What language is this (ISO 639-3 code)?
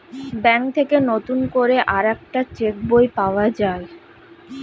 ben